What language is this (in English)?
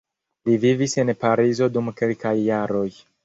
Esperanto